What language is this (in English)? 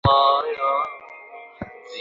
Bangla